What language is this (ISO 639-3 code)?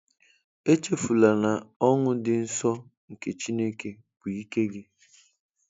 ibo